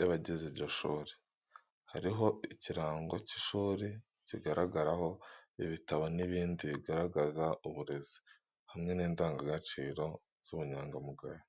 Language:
Kinyarwanda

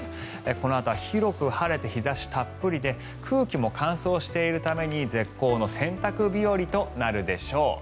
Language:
Japanese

